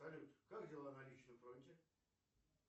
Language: Russian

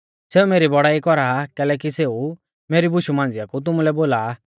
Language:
Mahasu Pahari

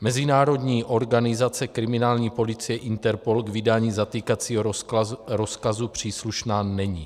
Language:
Czech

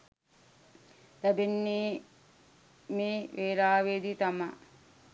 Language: Sinhala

